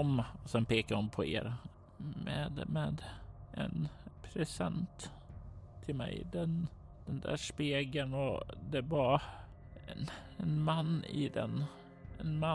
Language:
Swedish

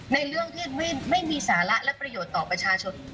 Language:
Thai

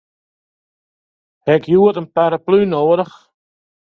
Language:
Western Frisian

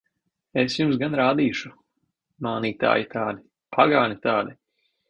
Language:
Latvian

